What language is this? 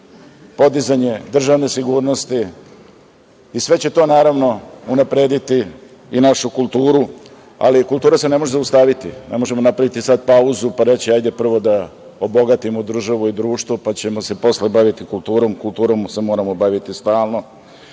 Serbian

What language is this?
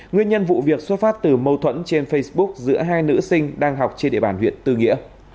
Vietnamese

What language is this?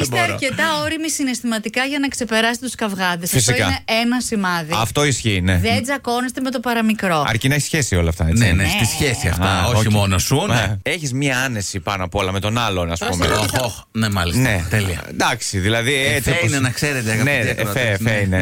Greek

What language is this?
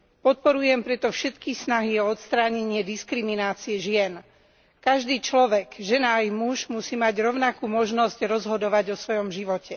Slovak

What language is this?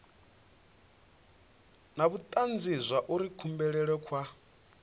Venda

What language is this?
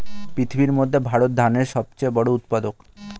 Bangla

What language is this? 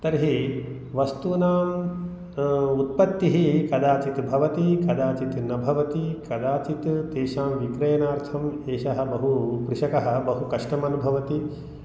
Sanskrit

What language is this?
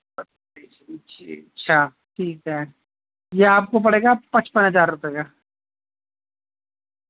Urdu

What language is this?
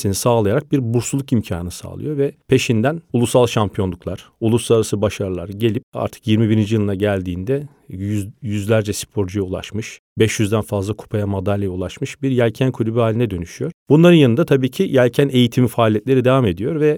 Turkish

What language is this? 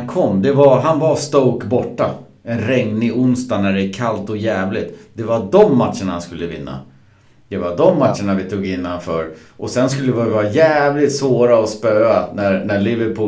Swedish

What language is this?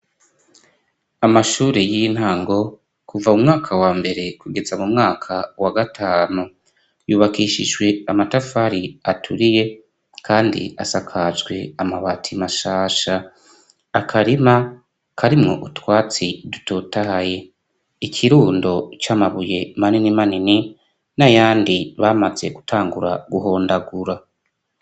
Rundi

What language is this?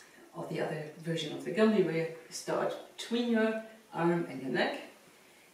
English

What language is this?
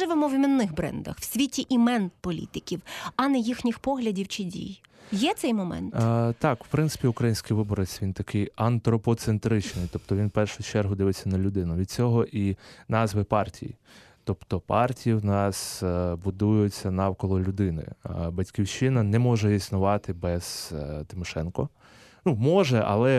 Ukrainian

